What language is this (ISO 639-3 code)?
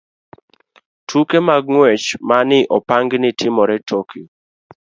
luo